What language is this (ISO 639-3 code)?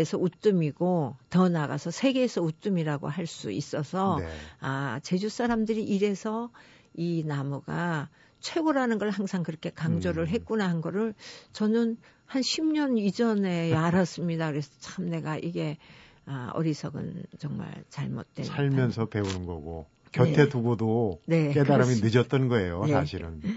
kor